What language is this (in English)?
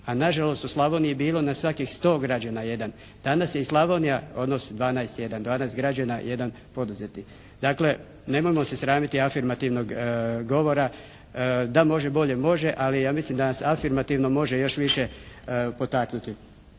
Croatian